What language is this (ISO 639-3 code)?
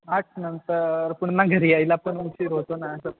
mar